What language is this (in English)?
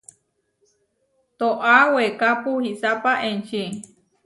Huarijio